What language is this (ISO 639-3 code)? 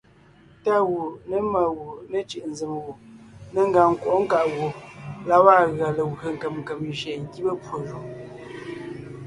nnh